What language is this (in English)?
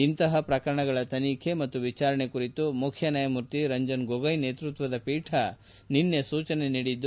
Kannada